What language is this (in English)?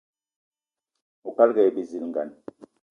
Eton (Cameroon)